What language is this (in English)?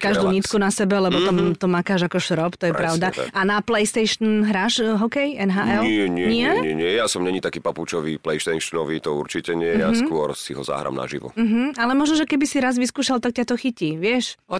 Slovak